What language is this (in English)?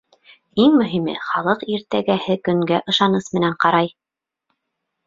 Bashkir